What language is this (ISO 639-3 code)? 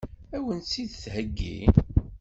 kab